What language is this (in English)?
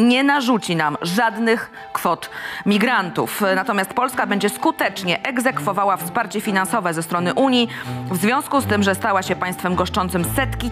Polish